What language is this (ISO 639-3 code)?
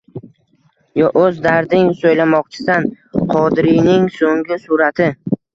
uzb